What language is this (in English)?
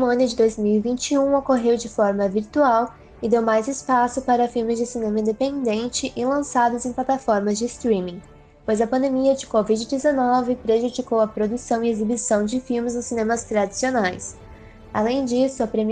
Portuguese